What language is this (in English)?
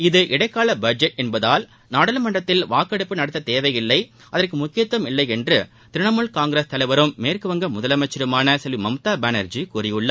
Tamil